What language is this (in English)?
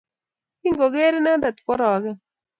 Kalenjin